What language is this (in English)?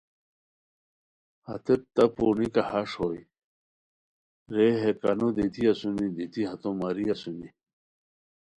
Khowar